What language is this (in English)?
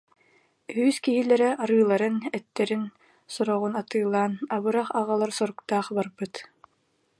Yakut